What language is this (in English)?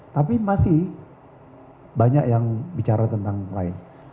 Indonesian